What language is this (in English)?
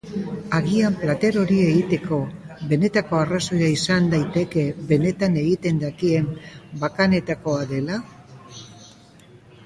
Basque